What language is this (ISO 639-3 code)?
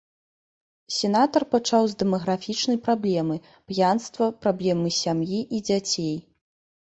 bel